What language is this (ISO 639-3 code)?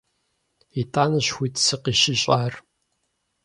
kbd